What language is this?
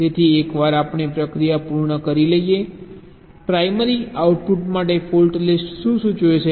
Gujarati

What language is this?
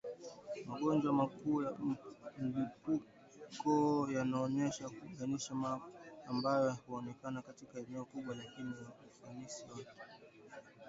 Swahili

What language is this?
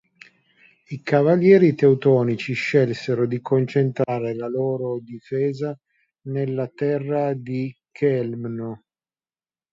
Italian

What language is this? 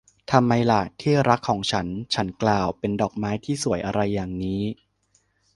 Thai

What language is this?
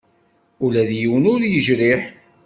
Kabyle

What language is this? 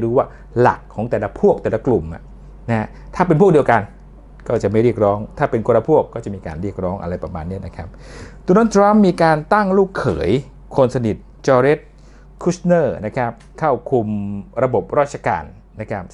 Thai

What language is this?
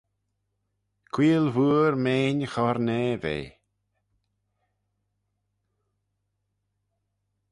Manx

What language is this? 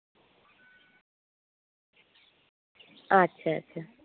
Santali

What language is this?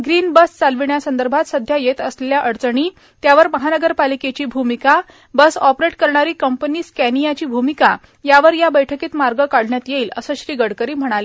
Marathi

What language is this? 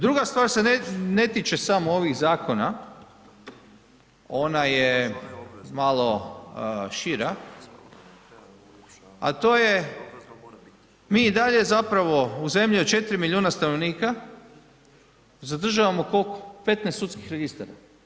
Croatian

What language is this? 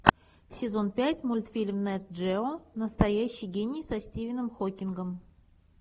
Russian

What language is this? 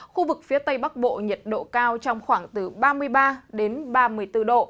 Vietnamese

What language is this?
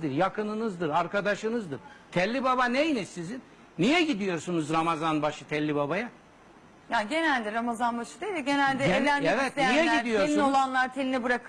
Turkish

